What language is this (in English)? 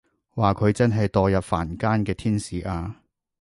Cantonese